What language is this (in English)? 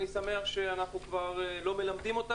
Hebrew